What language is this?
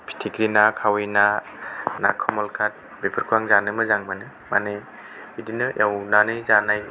Bodo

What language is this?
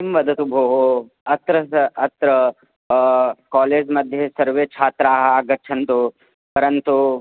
Sanskrit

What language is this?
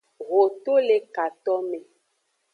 Aja (Benin)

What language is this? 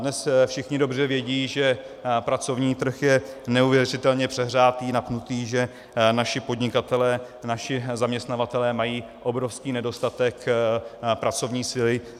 Czech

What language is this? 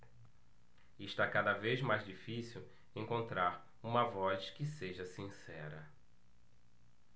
Portuguese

